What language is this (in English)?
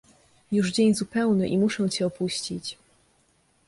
Polish